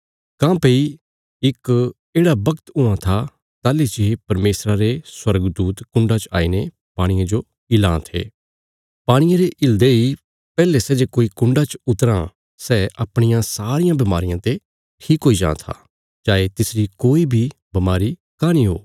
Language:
Bilaspuri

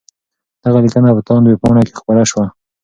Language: Pashto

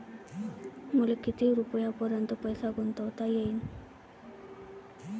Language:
Marathi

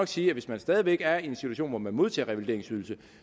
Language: Danish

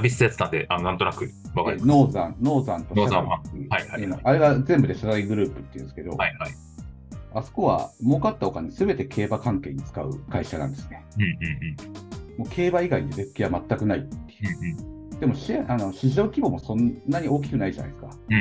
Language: Japanese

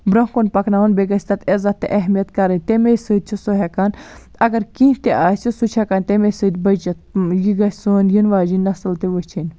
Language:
Kashmiri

